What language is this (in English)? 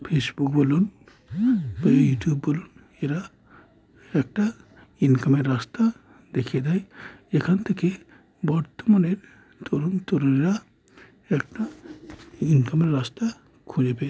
Bangla